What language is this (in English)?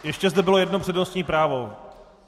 Czech